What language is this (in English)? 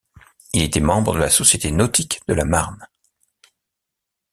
French